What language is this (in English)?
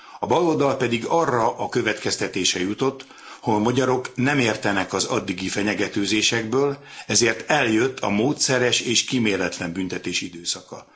Hungarian